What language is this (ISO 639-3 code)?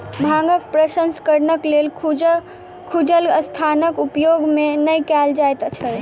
mai